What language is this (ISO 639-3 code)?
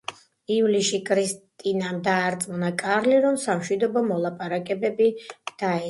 kat